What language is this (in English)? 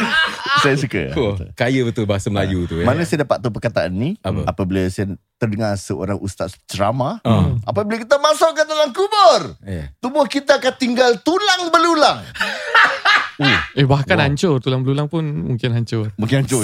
Malay